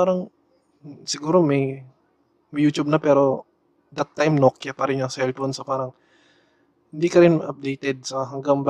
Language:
Filipino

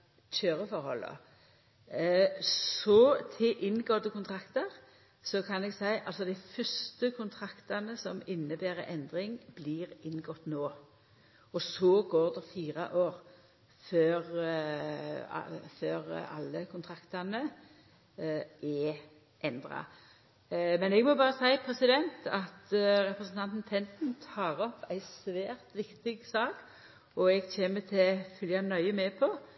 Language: Norwegian Nynorsk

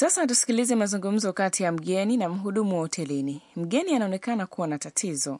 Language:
Swahili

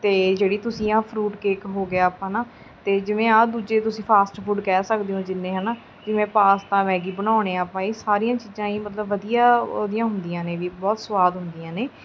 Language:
Punjabi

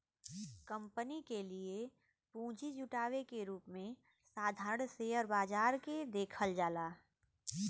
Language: Bhojpuri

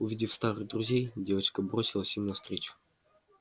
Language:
Russian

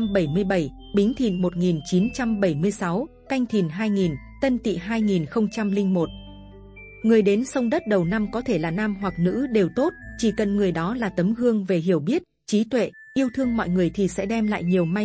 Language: Vietnamese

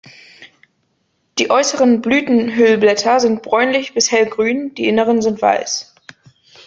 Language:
German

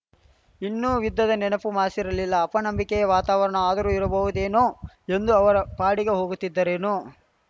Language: Kannada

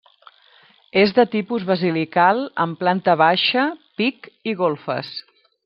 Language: Catalan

